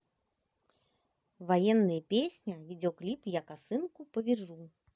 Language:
Russian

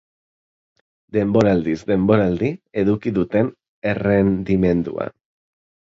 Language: Basque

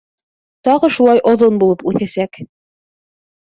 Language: Bashkir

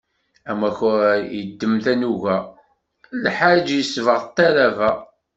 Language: Kabyle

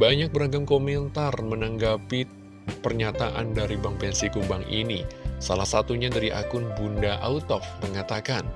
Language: Indonesian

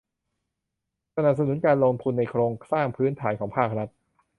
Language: Thai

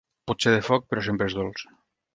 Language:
Catalan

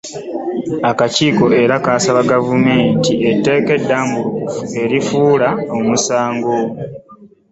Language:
Ganda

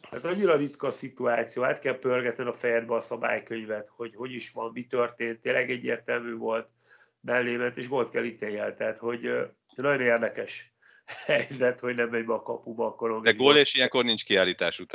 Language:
Hungarian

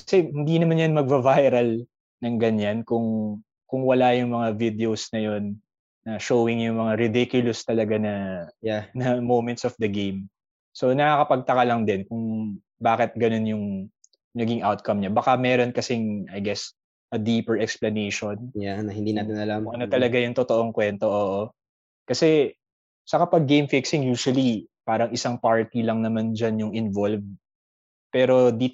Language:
Filipino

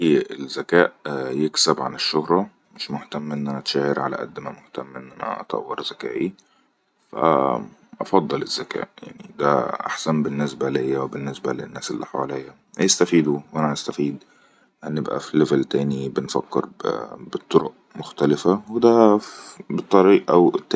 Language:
Egyptian Arabic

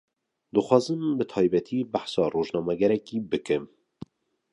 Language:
Kurdish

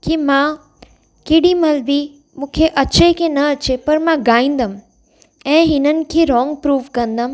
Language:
Sindhi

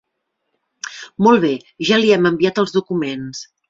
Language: Catalan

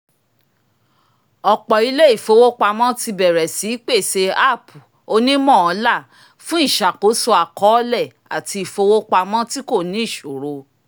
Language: Yoruba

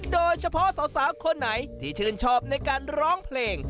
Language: Thai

